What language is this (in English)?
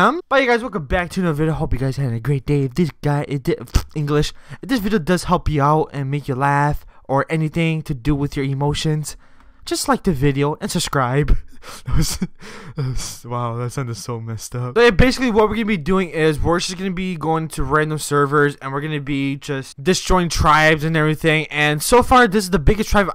English